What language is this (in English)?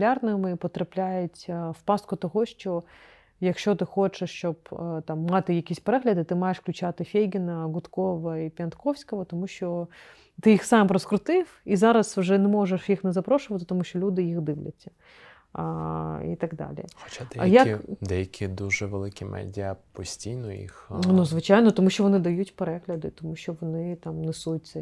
Ukrainian